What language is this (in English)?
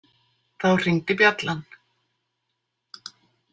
Icelandic